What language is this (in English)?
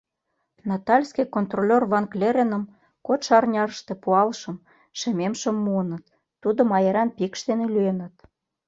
Mari